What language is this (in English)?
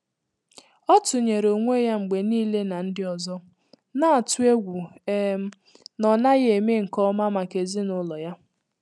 Igbo